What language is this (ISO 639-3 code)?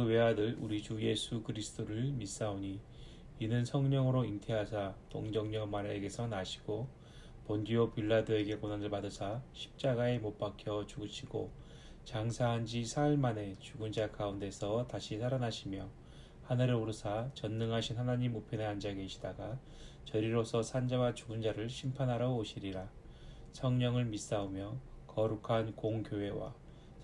kor